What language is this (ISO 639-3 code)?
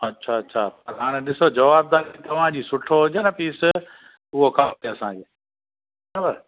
snd